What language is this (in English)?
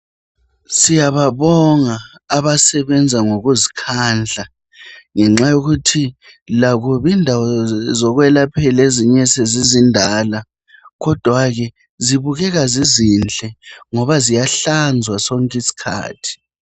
North Ndebele